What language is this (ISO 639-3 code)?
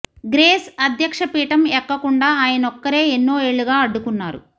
tel